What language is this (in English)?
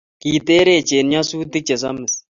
Kalenjin